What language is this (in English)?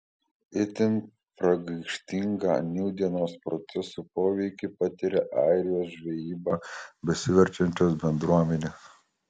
Lithuanian